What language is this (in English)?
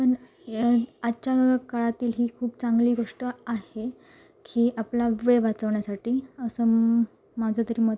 Marathi